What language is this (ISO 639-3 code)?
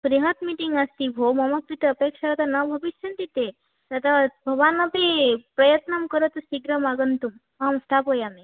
san